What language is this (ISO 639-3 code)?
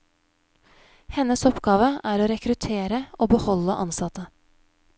nor